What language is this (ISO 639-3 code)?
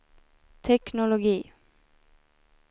swe